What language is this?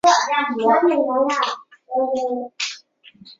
Chinese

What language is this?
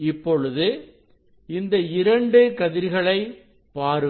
Tamil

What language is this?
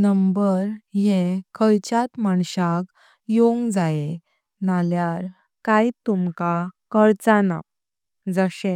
Konkani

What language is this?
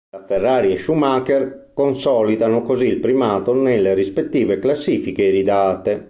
Italian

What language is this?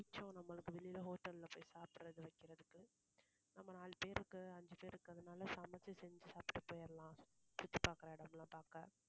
Tamil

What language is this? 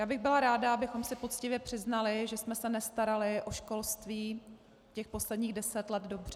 Czech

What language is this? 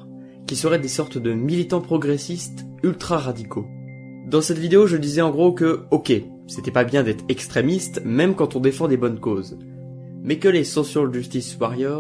French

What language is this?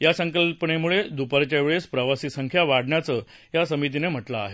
Marathi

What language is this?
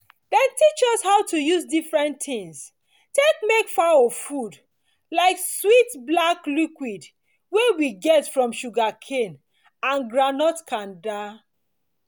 Nigerian Pidgin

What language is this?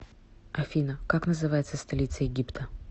Russian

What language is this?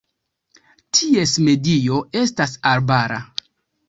Esperanto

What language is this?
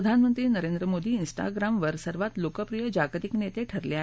Marathi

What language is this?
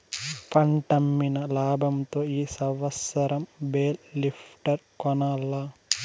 Telugu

